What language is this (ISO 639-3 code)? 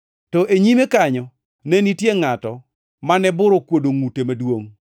luo